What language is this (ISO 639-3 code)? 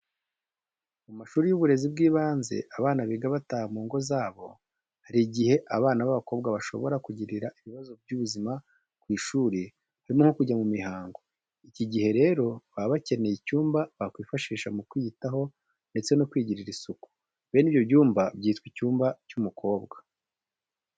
kin